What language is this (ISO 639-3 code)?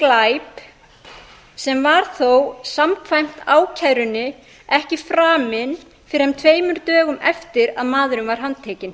isl